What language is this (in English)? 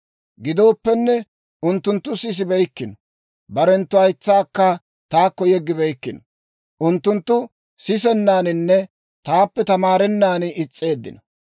Dawro